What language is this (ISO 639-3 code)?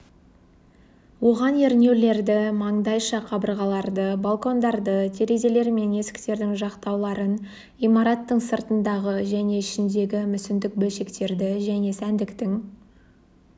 kaz